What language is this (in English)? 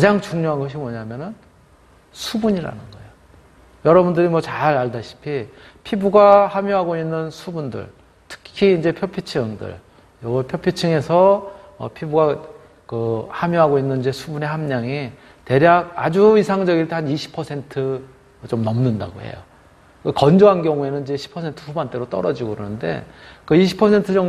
Korean